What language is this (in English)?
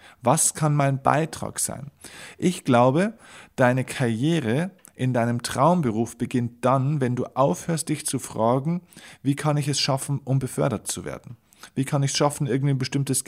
German